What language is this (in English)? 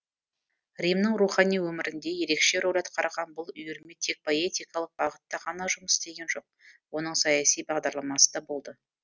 Kazakh